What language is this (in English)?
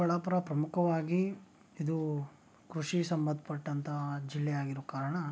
Kannada